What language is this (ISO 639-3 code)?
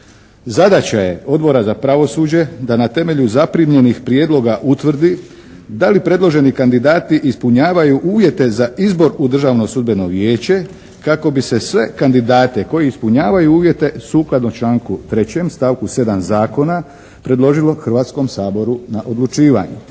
hrv